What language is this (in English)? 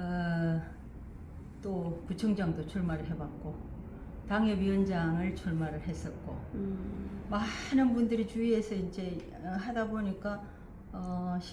Korean